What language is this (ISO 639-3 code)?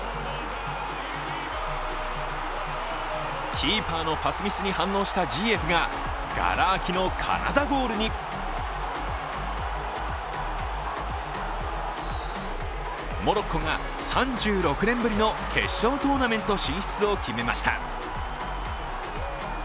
jpn